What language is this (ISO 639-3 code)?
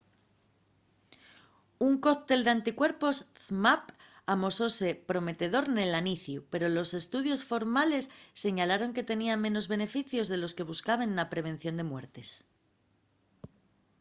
ast